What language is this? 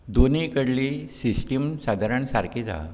Konkani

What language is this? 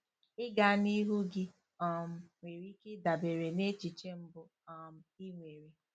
Igbo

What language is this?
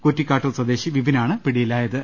Malayalam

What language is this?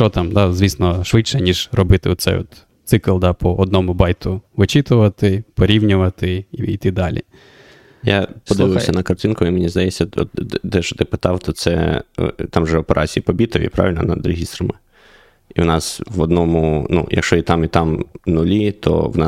Ukrainian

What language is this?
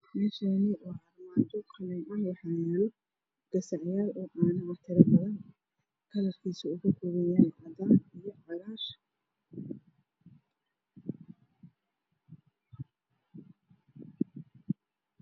Somali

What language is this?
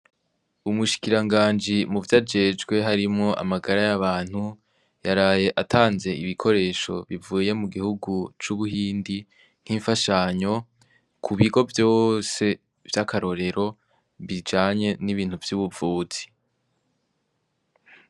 Rundi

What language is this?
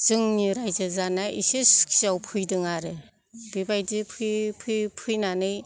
Bodo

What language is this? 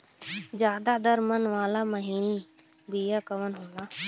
Bhojpuri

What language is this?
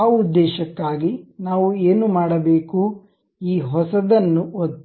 Kannada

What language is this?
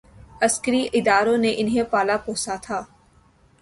Urdu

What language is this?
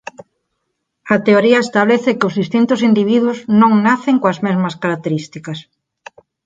Galician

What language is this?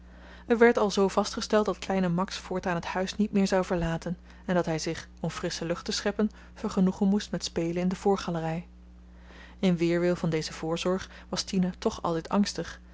Dutch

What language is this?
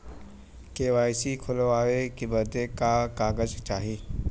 Bhojpuri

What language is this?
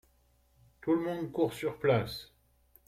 French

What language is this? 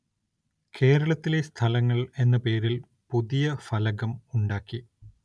Malayalam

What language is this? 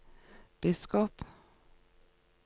Norwegian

